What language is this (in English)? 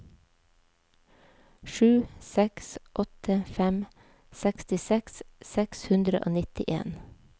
Norwegian